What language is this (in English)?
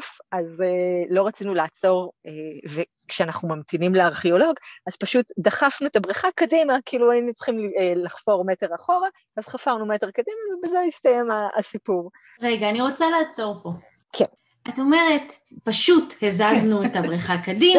Hebrew